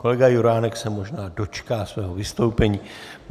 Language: Czech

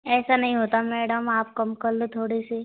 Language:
Hindi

